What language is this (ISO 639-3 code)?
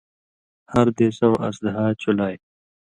mvy